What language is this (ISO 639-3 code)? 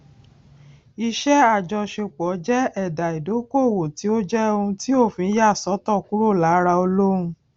yor